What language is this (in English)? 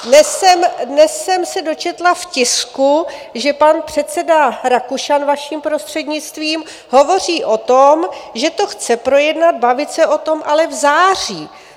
Czech